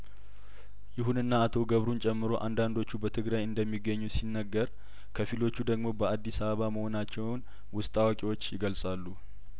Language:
Amharic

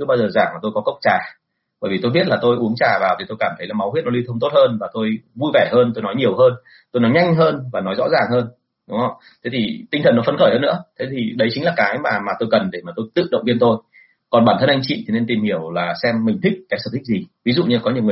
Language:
Vietnamese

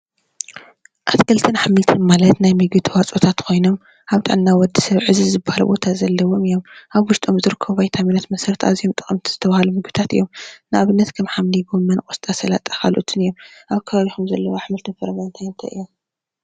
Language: Tigrinya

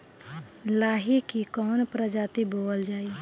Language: Bhojpuri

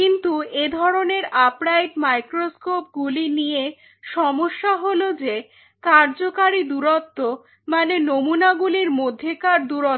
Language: Bangla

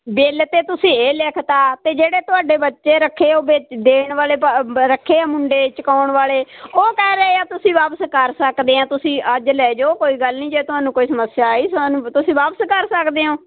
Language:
Punjabi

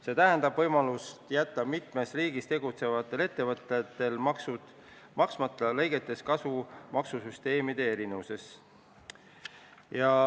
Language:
Estonian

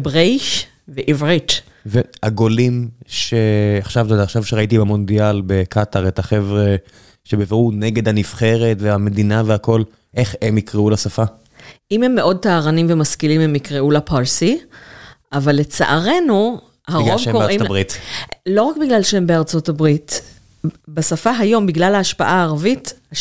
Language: Hebrew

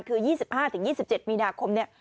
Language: Thai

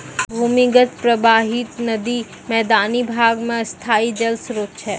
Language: Maithili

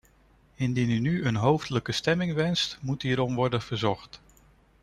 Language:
Dutch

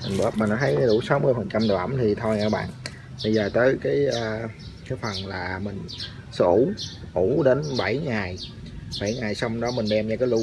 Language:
Vietnamese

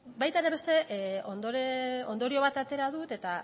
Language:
Basque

